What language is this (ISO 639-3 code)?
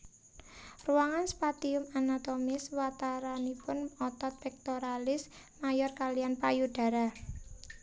jav